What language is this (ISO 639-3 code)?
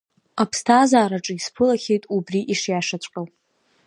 abk